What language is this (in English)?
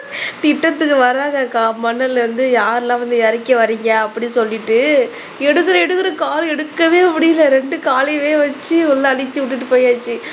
Tamil